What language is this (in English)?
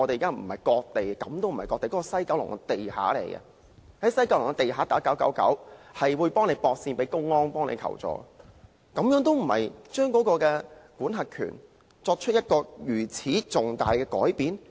Cantonese